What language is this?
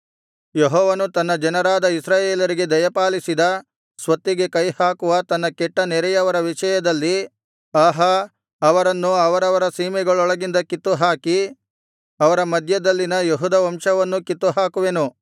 Kannada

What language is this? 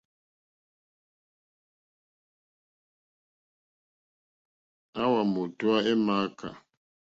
Mokpwe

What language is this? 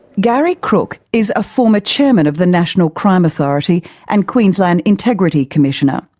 English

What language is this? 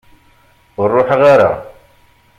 Kabyle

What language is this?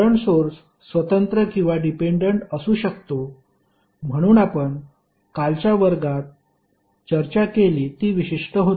Marathi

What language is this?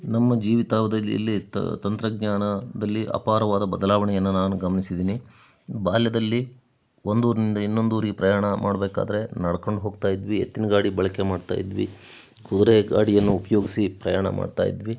Kannada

